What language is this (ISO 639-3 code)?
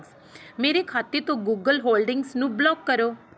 pan